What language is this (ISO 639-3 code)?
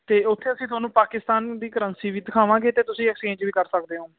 pan